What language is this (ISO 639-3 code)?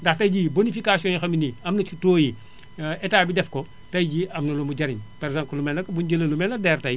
wol